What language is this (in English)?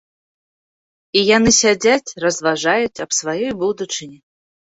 Belarusian